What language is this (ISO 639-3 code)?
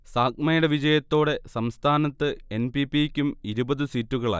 mal